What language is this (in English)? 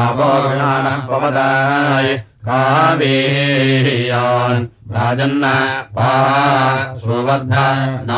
Russian